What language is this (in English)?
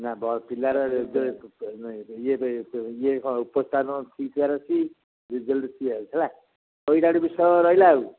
Odia